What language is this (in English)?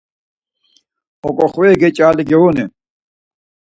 Laz